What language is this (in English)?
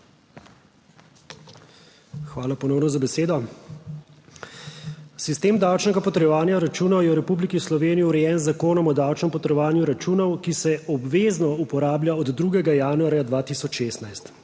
Slovenian